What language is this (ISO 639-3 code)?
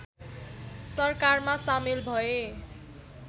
nep